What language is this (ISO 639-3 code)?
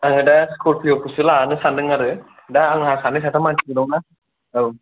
brx